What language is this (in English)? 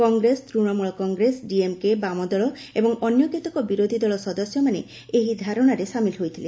Odia